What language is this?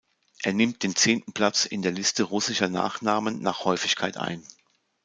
German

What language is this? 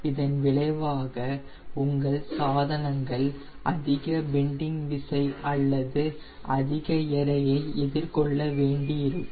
Tamil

